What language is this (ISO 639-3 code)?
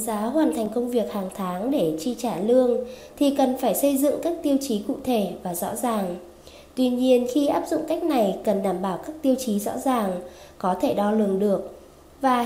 vie